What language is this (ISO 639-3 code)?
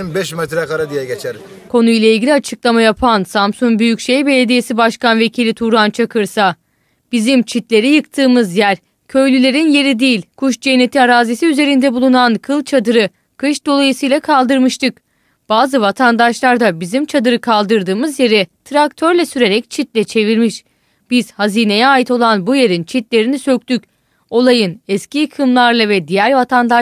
tur